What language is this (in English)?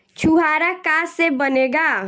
Bhojpuri